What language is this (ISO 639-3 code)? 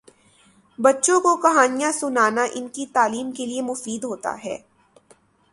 urd